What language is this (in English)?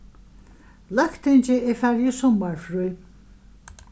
Faroese